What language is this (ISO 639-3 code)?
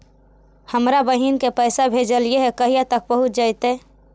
mag